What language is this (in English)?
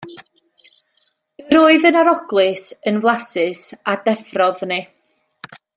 Welsh